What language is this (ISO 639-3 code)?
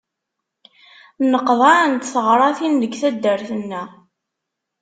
kab